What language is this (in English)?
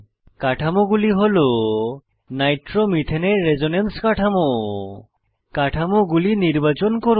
Bangla